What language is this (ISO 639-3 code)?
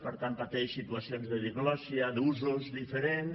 cat